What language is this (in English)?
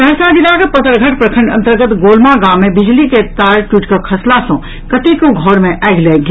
Maithili